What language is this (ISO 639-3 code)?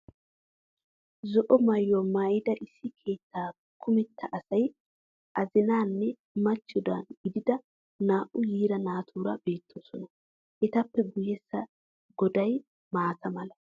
wal